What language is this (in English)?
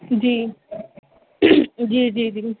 Urdu